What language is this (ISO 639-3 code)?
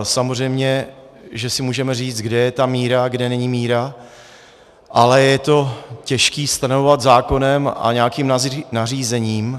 ces